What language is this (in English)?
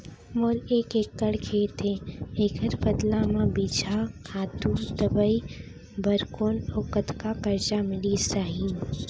Chhattisgarhi